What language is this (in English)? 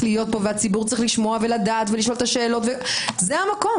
Hebrew